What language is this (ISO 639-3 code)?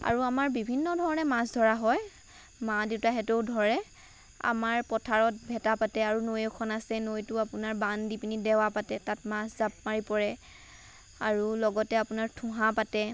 asm